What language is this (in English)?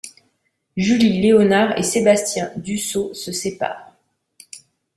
French